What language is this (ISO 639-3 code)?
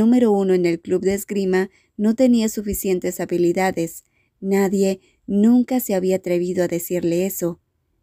spa